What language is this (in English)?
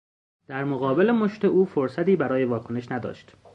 Persian